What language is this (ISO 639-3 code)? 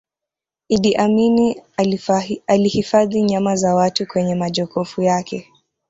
swa